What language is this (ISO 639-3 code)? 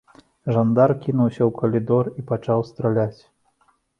bel